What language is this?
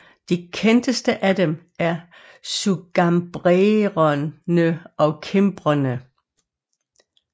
Danish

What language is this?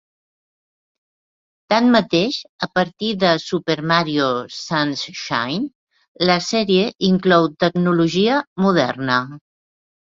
Catalan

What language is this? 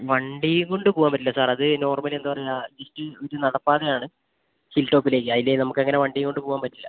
Malayalam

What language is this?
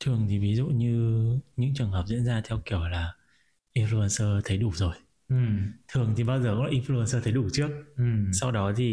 Vietnamese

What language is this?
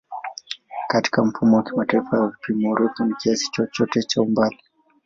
Swahili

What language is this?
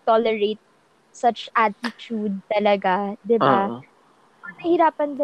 Filipino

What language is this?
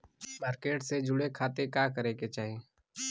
Bhojpuri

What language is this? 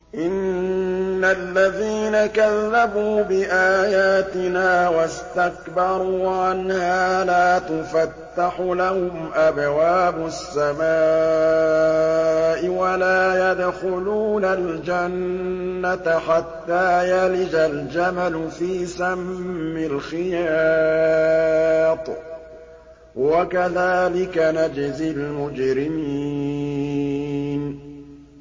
Arabic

